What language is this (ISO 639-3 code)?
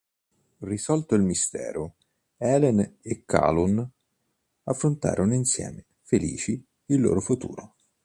ita